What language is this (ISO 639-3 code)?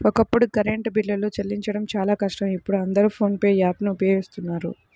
tel